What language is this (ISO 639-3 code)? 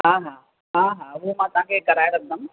snd